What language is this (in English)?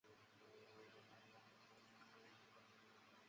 Chinese